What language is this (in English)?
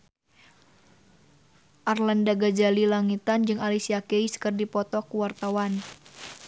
Sundanese